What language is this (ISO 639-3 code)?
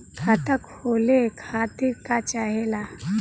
bho